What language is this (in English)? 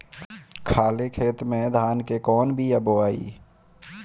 Bhojpuri